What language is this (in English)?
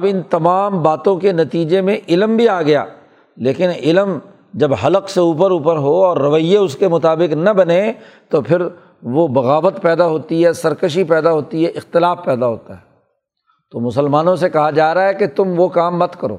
Urdu